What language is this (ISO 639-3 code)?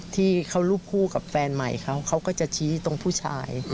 tha